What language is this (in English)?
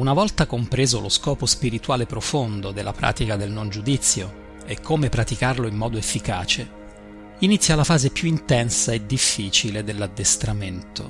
Italian